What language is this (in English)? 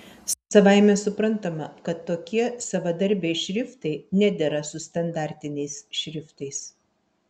Lithuanian